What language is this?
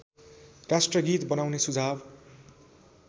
Nepali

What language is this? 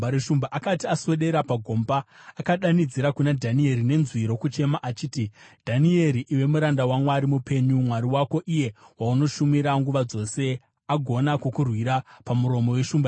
Shona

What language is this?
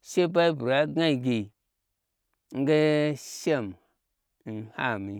Gbagyi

